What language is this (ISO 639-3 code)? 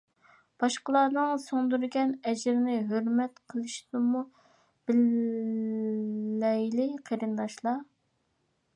uig